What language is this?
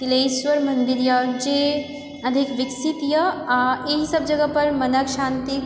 Maithili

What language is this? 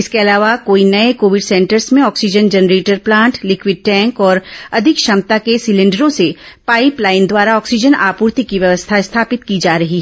Hindi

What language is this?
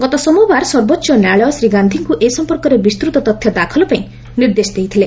Odia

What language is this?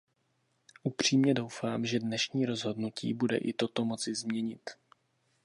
Czech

